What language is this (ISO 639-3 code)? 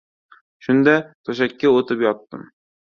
uzb